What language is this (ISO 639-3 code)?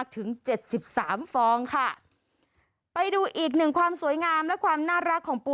tha